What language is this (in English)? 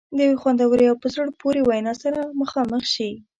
Pashto